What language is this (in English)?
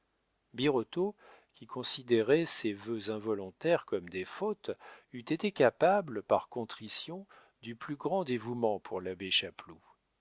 French